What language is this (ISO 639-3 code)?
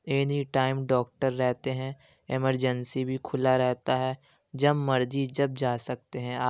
urd